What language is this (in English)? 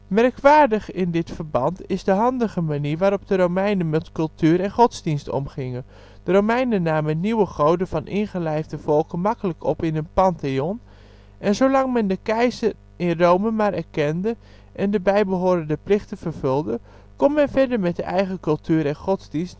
Dutch